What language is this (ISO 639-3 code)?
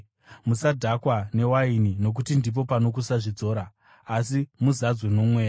sna